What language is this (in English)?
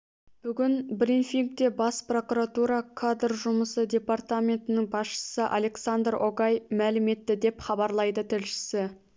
Kazakh